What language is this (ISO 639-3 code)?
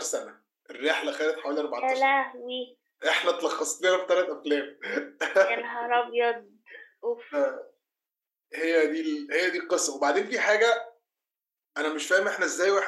ara